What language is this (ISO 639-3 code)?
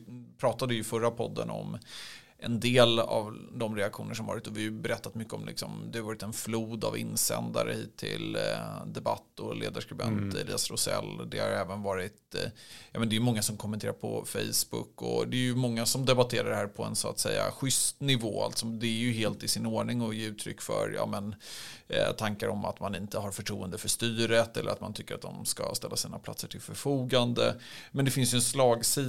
swe